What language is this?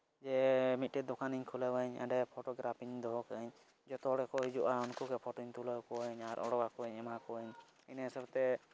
Santali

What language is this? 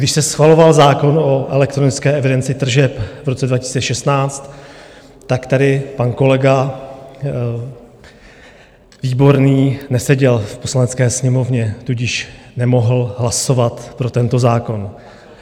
Czech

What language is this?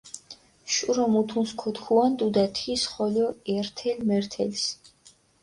Mingrelian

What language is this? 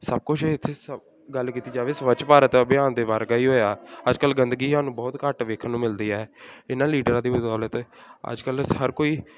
Punjabi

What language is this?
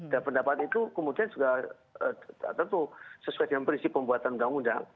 Indonesian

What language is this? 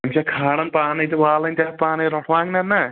Kashmiri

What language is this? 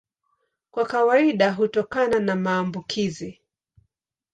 Swahili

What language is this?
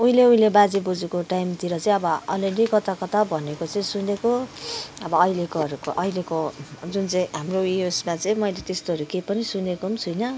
Nepali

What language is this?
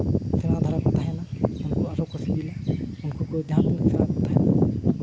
Santali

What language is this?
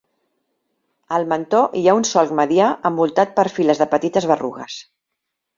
Catalan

